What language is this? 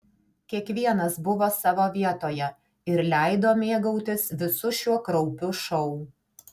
Lithuanian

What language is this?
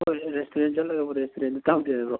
Manipuri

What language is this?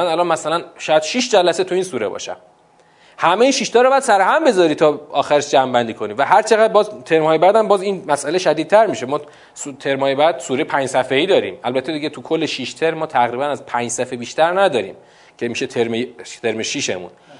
Persian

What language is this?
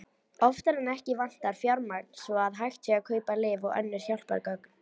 Icelandic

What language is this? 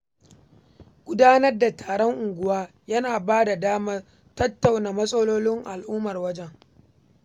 Hausa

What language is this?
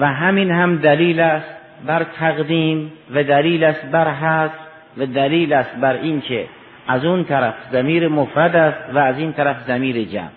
Persian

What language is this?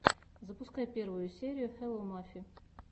Russian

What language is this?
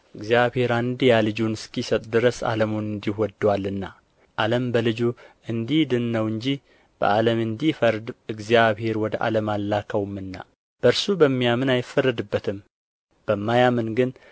Amharic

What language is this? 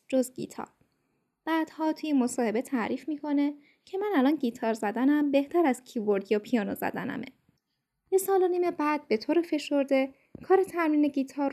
Persian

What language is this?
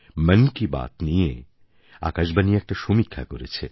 Bangla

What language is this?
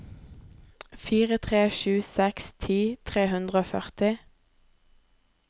Norwegian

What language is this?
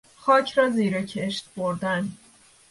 Persian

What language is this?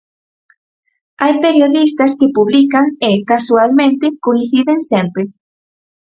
Galician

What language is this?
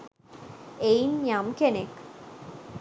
Sinhala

